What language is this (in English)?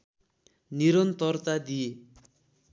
Nepali